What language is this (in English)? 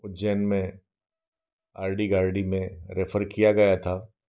Hindi